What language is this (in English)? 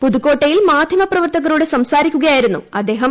Malayalam